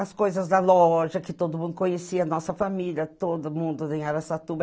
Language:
Portuguese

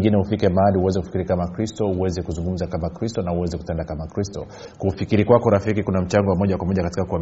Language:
Swahili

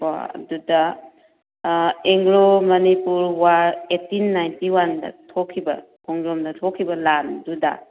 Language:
Manipuri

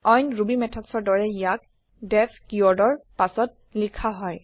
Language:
Assamese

